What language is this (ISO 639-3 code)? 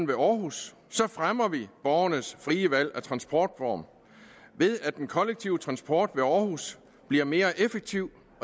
dan